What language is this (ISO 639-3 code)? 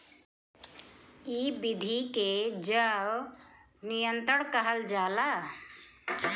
bho